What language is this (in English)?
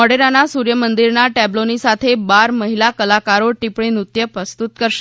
Gujarati